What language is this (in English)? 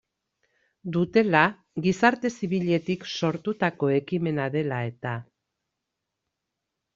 Basque